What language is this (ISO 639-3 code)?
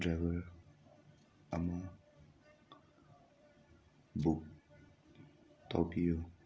mni